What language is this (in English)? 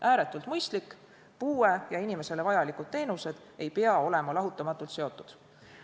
Estonian